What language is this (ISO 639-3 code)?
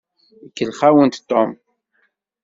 kab